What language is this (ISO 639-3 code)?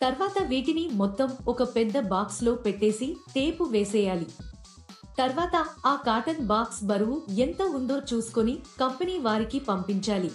tel